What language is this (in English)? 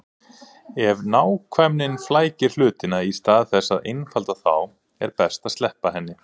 Icelandic